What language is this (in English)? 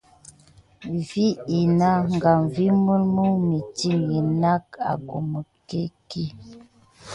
Gidar